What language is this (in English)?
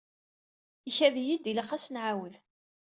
Kabyle